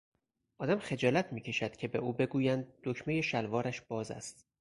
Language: Persian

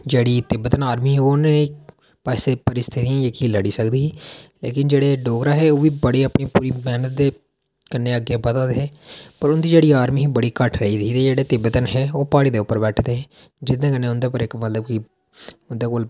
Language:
Dogri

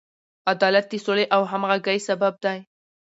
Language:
Pashto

